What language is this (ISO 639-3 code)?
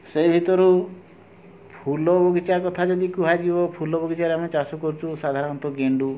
ori